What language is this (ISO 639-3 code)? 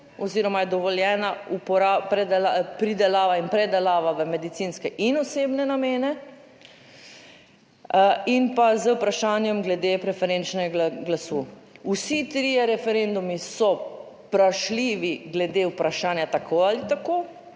slv